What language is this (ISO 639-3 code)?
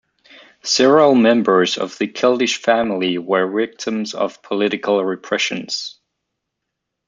eng